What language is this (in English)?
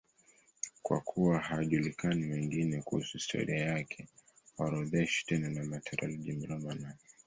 Swahili